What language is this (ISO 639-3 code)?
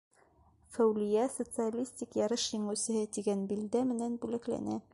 bak